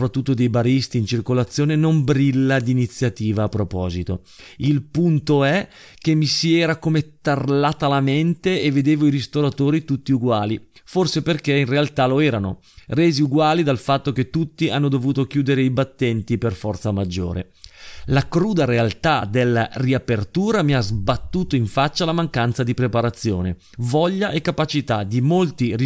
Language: Italian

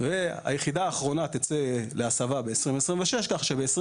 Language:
Hebrew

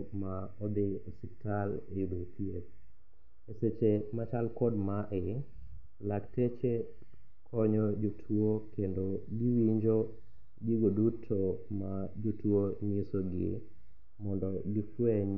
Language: Luo (Kenya and Tanzania)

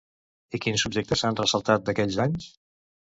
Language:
Catalan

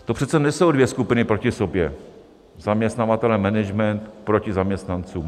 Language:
Czech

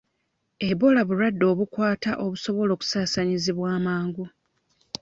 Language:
Ganda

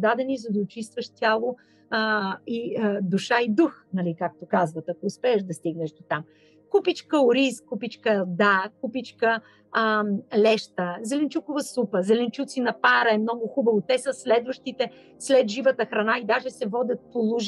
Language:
Bulgarian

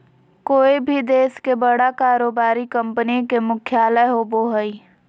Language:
Magahi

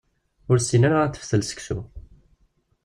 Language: Kabyle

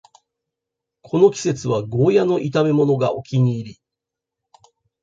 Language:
Japanese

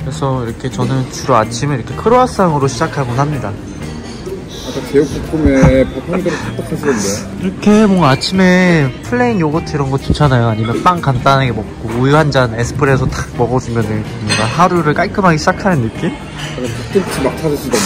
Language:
Korean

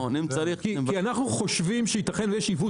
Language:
Hebrew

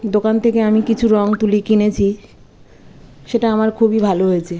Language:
Bangla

